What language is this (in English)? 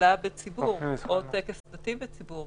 Hebrew